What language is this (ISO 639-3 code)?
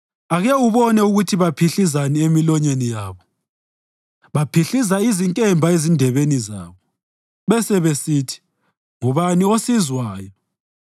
nde